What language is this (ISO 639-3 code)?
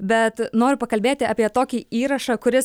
lit